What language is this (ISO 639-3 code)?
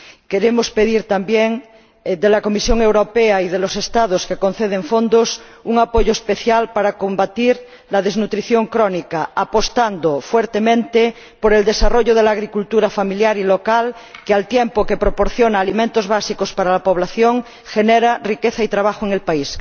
spa